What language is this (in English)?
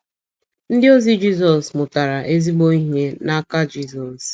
Igbo